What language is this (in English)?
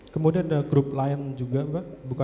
Indonesian